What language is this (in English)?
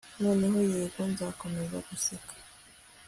Kinyarwanda